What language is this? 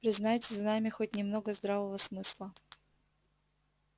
Russian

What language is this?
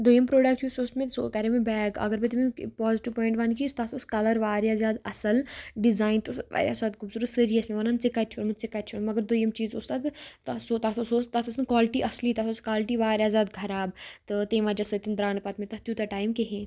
Kashmiri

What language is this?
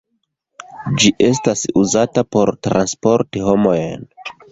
Esperanto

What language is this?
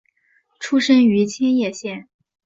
Chinese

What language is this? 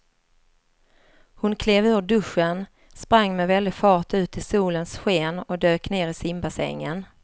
Swedish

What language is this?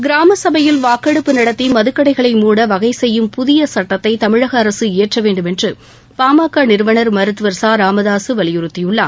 Tamil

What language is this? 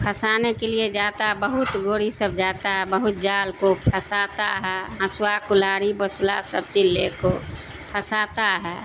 Urdu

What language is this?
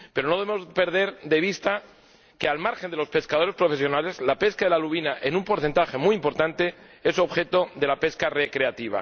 Spanish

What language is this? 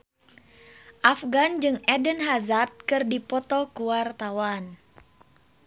Sundanese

